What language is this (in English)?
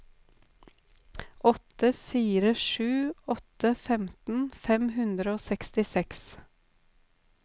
Norwegian